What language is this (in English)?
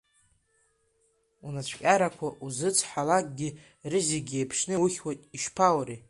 Abkhazian